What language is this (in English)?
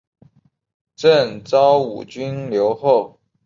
Chinese